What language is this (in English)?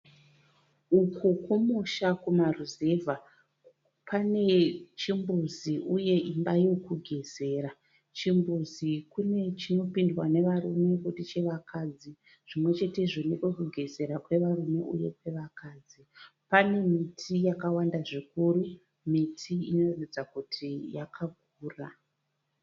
Shona